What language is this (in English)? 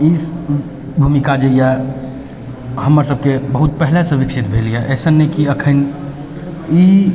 Maithili